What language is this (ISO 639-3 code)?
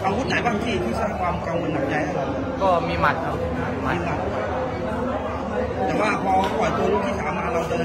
tha